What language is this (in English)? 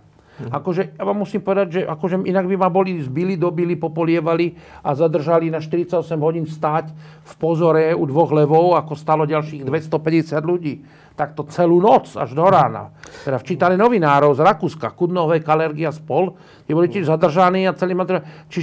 Slovak